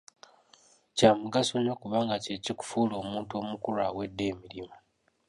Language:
Ganda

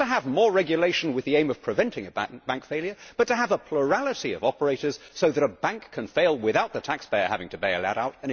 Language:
English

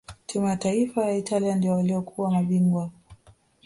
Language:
Swahili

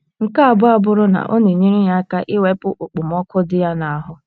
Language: Igbo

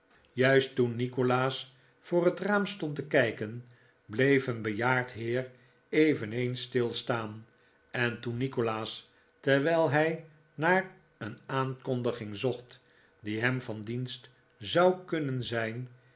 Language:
Dutch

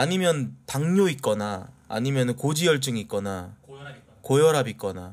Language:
Korean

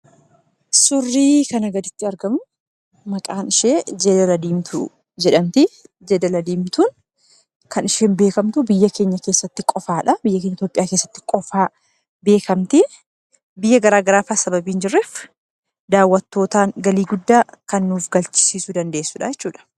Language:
Oromo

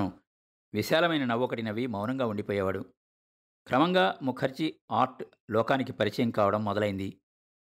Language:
Telugu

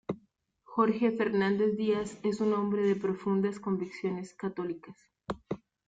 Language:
Spanish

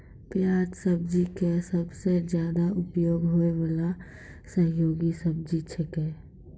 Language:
Maithili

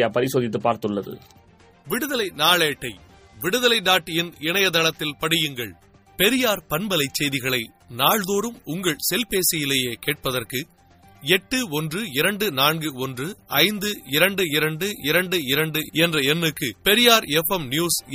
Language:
Tamil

